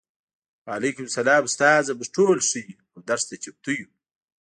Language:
Pashto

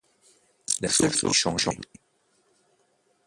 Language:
French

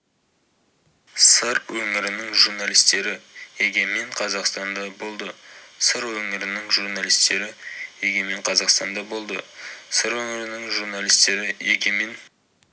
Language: Kazakh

